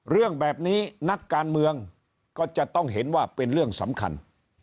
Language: Thai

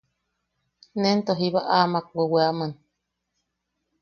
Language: Yaqui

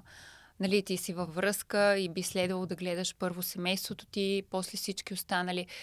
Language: Bulgarian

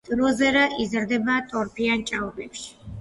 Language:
Georgian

